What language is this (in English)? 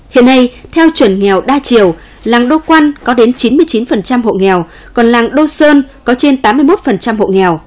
Vietnamese